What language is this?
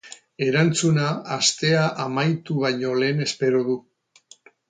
Basque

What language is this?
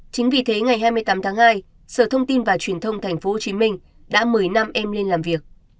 Vietnamese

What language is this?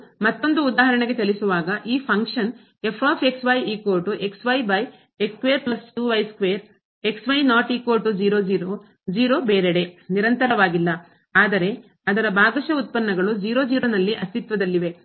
Kannada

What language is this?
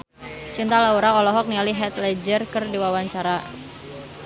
Sundanese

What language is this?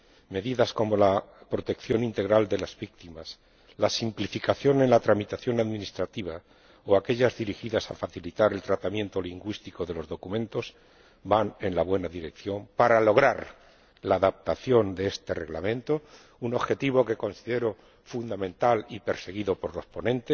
Spanish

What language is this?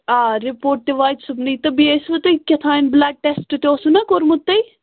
Kashmiri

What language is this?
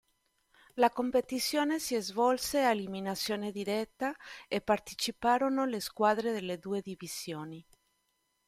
Italian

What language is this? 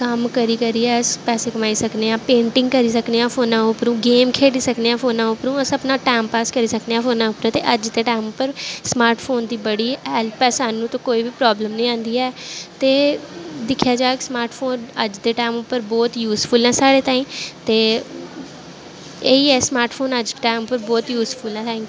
Dogri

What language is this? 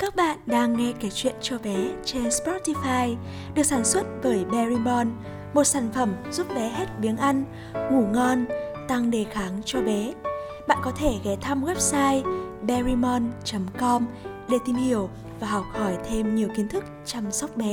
Vietnamese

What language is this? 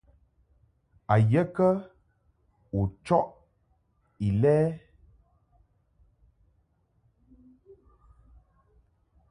Mungaka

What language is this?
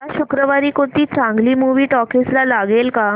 Marathi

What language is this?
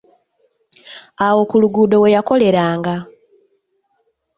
Ganda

